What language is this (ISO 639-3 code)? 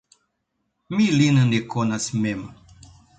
epo